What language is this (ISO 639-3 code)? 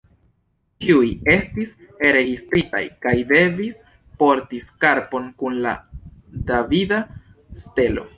epo